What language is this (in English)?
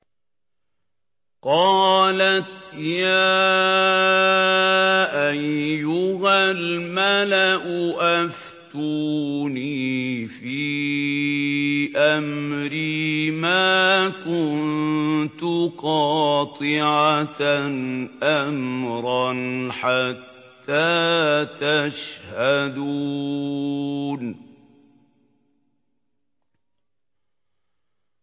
Arabic